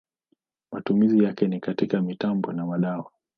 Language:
Swahili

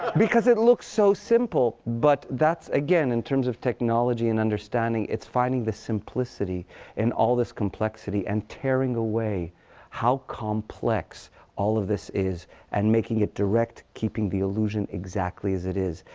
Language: English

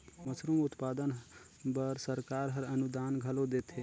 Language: Chhattisgarhi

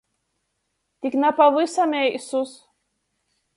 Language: Latgalian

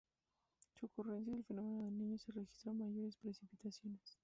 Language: Spanish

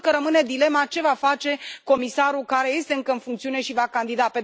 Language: Romanian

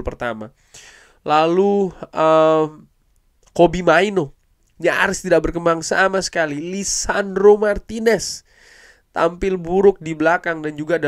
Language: Indonesian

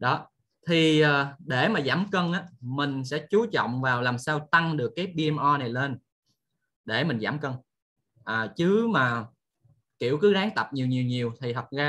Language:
Vietnamese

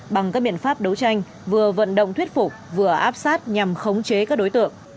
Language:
Vietnamese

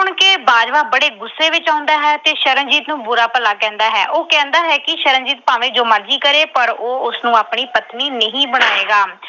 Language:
Punjabi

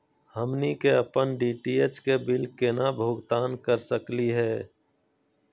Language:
Magahi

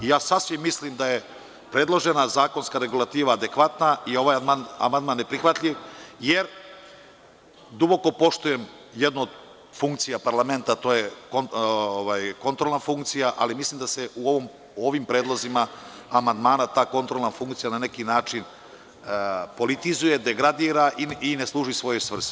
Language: Serbian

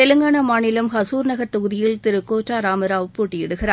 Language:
Tamil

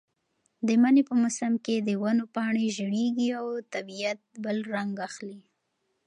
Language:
Pashto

